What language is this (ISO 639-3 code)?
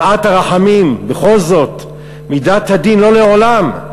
heb